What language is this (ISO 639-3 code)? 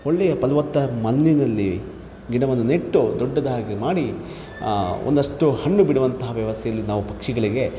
kan